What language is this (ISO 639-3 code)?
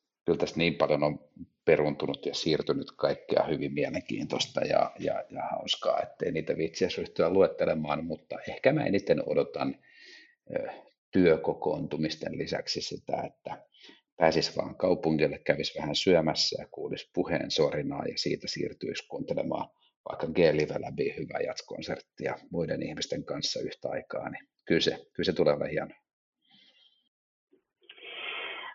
fin